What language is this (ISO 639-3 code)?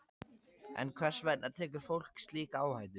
isl